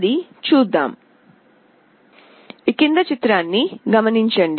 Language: Telugu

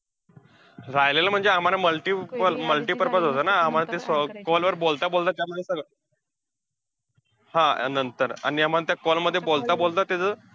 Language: Marathi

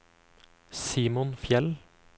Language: Norwegian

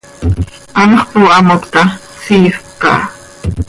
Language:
Seri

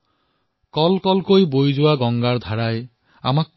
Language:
Assamese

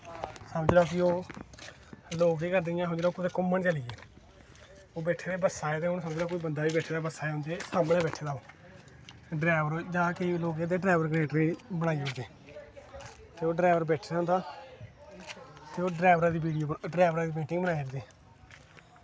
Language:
Dogri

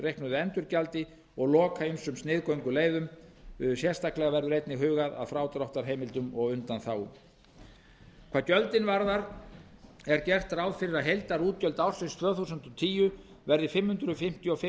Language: Icelandic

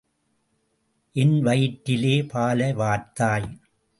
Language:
Tamil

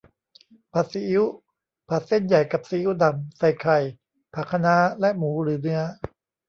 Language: Thai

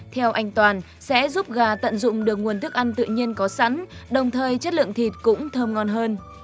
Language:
Vietnamese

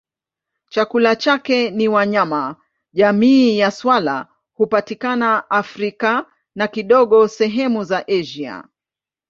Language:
Swahili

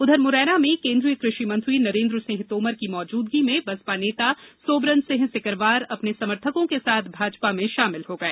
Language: Hindi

